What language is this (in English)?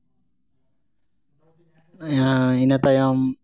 Santali